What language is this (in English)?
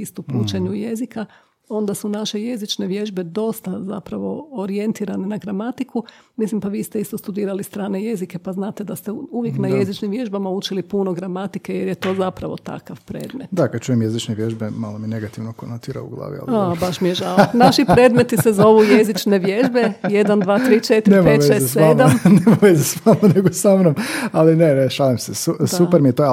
Croatian